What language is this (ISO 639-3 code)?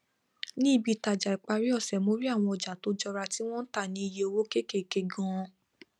yor